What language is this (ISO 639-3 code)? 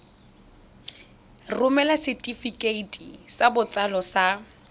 tsn